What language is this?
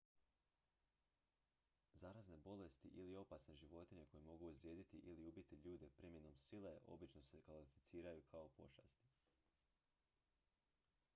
Croatian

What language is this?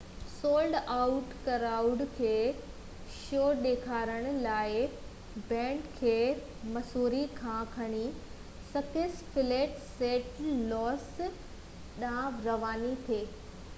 Sindhi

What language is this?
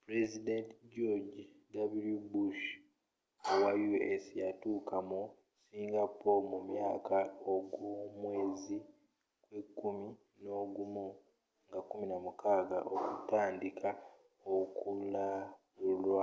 Ganda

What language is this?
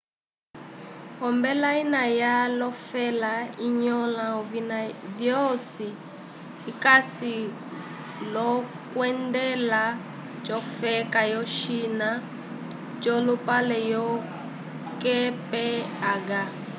Umbundu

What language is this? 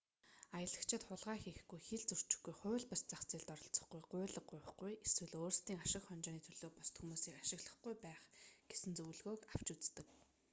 Mongolian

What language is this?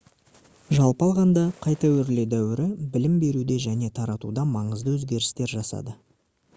Kazakh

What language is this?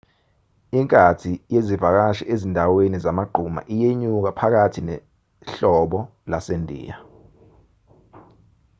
Zulu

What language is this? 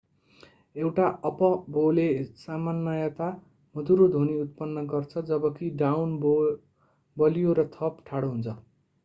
Nepali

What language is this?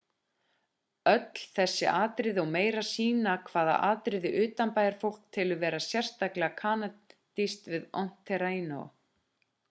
Icelandic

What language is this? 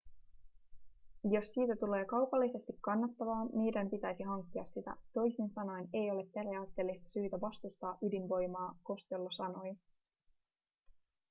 Finnish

